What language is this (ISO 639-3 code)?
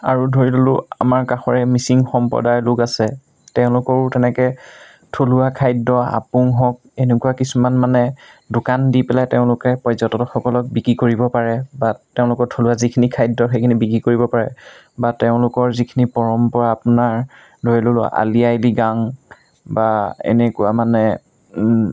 asm